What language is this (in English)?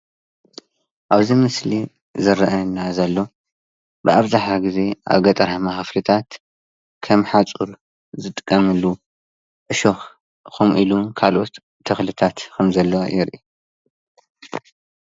Tigrinya